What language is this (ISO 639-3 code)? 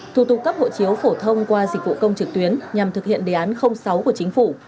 vie